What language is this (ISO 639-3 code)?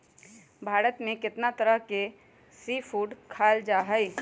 mag